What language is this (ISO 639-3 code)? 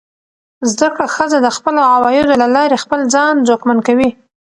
pus